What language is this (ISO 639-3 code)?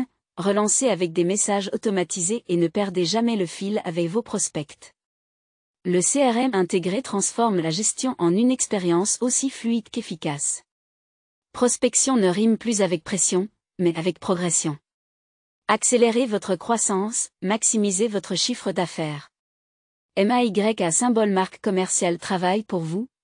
fra